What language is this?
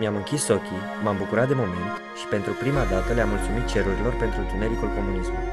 Romanian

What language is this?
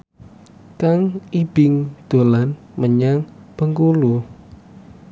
Javanese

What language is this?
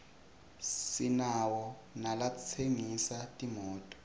Swati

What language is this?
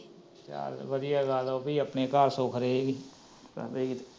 Punjabi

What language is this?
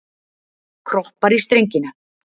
Icelandic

